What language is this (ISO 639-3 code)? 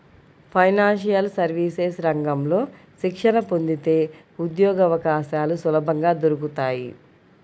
tel